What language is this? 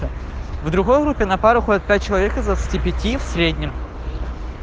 Russian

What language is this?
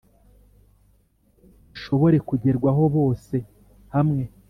Kinyarwanda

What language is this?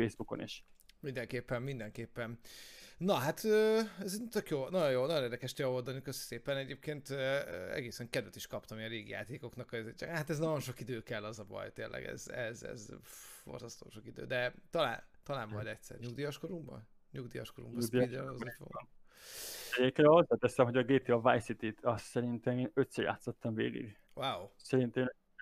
Hungarian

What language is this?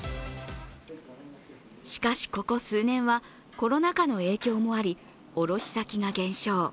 Japanese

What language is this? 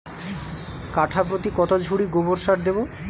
Bangla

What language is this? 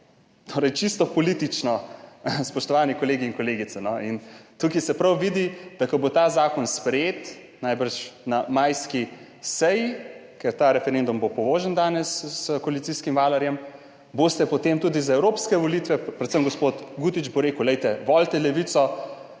Slovenian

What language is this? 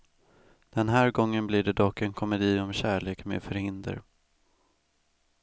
Swedish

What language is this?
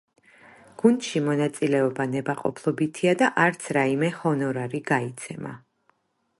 Georgian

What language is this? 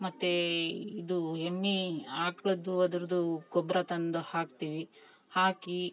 Kannada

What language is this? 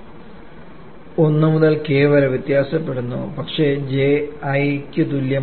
Malayalam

